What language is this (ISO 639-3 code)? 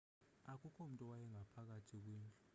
xho